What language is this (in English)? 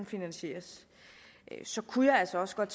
Danish